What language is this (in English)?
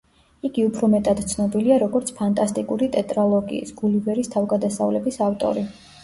Georgian